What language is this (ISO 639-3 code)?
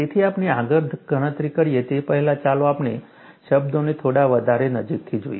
guj